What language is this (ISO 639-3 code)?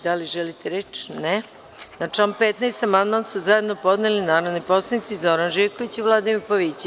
srp